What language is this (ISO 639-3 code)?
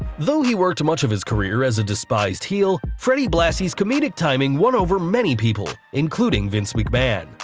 eng